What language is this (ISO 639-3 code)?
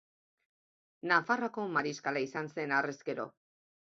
eus